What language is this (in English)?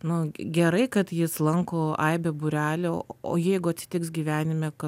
Lithuanian